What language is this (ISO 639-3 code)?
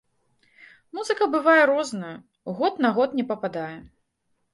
bel